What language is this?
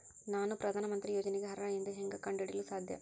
Kannada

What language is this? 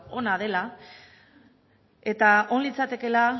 Basque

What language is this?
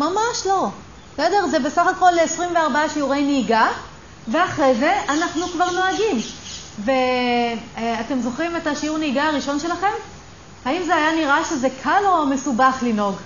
Hebrew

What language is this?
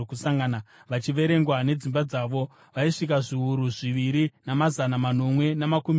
Shona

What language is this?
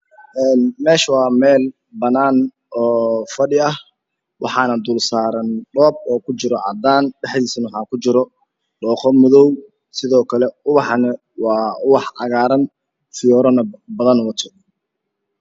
Somali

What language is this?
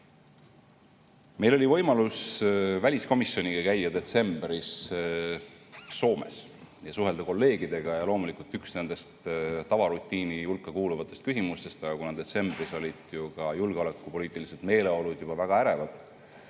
Estonian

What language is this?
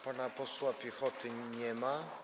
Polish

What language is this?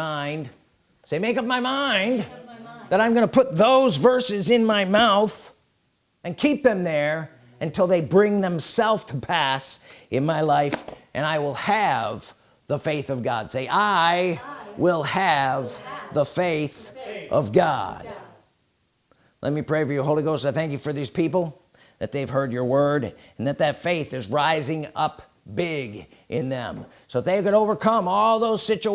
English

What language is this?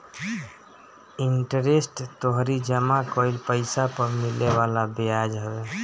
Bhojpuri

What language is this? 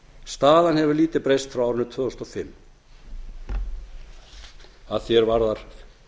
Icelandic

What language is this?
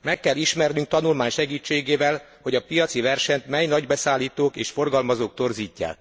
Hungarian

